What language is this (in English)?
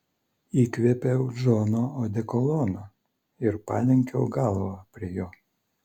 Lithuanian